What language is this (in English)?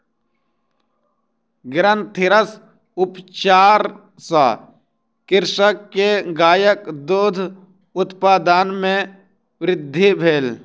Maithili